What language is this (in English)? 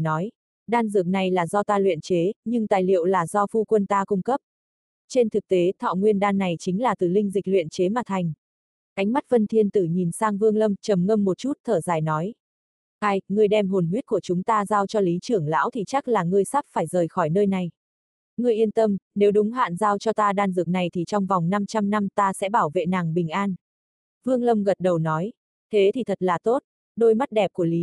Vietnamese